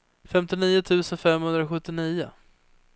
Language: Swedish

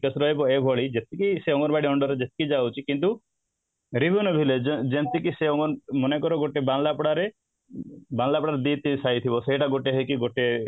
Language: Odia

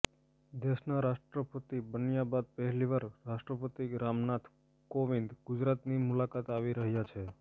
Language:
Gujarati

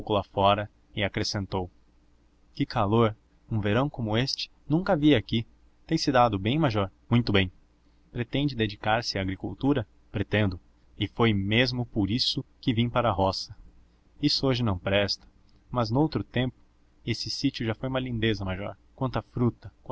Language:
Portuguese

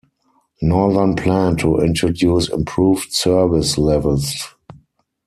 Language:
English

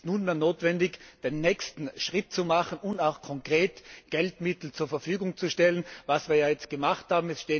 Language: German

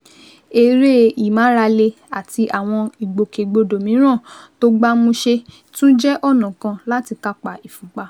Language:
Yoruba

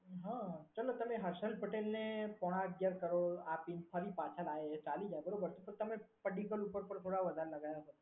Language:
Gujarati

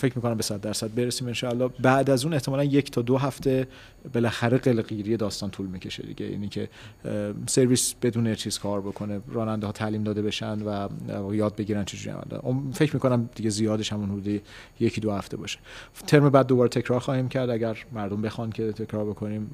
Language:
Persian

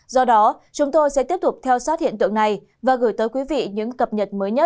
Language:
Vietnamese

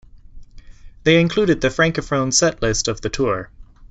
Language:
English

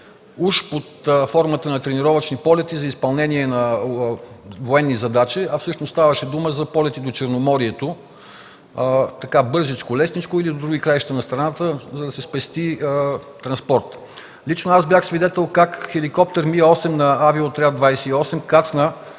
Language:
Bulgarian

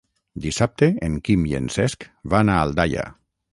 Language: Catalan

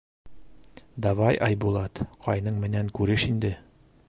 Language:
Bashkir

